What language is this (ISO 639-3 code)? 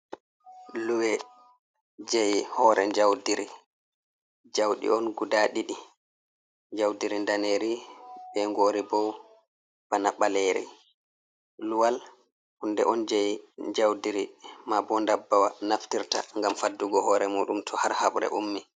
ful